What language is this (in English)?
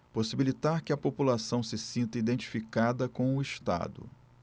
Portuguese